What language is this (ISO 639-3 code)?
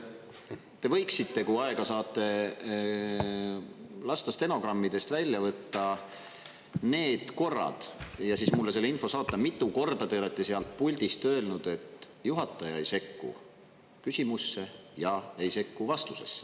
est